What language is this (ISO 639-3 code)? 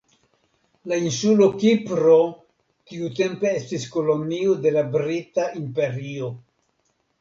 epo